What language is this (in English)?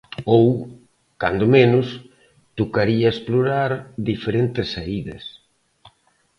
Galician